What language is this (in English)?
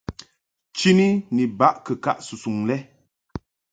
Mungaka